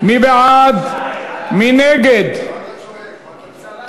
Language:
Hebrew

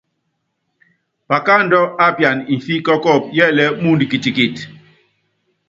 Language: Yangben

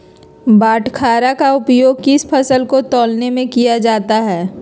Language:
Magahi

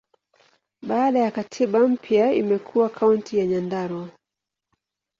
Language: Swahili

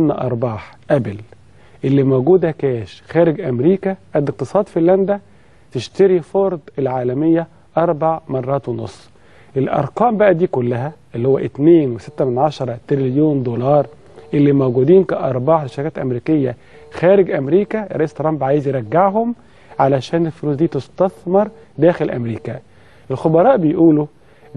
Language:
Arabic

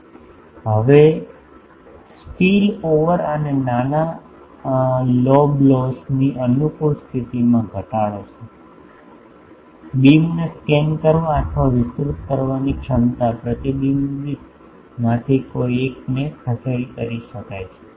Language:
Gujarati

